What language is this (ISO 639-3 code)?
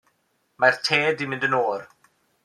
cym